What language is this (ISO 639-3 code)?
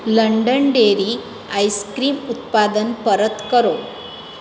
guj